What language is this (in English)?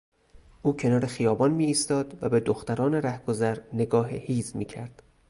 Persian